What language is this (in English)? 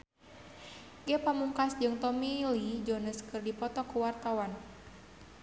Sundanese